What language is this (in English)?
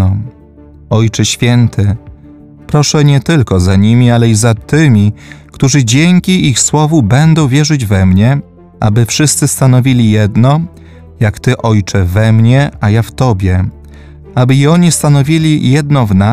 Polish